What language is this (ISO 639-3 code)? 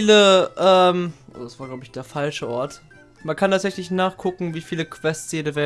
deu